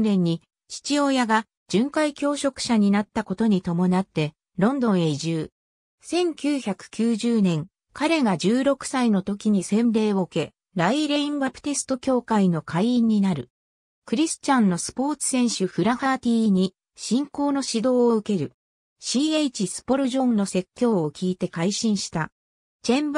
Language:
Japanese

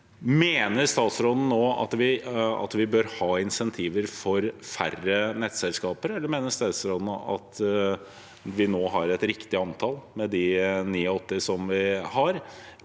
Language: Norwegian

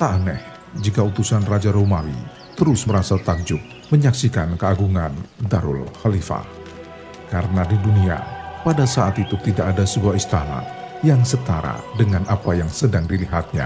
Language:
Indonesian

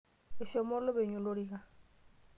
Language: Masai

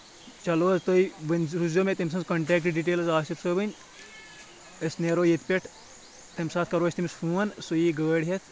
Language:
Kashmiri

